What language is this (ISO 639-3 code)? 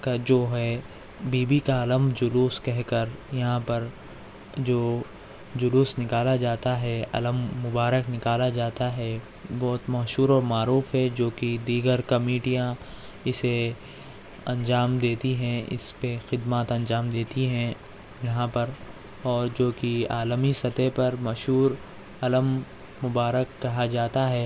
urd